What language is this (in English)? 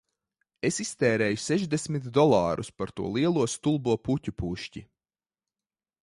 Latvian